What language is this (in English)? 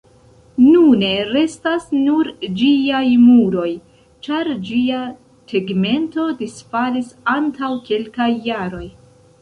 Esperanto